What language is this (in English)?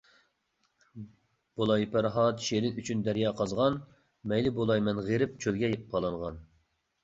Uyghur